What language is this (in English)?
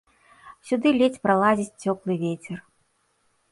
Belarusian